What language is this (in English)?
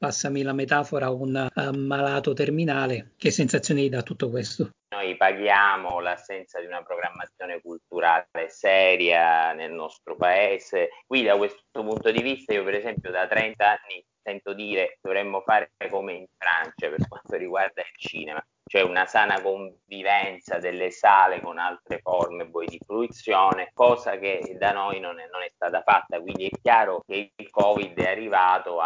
Italian